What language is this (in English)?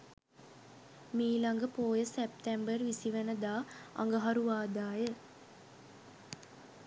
Sinhala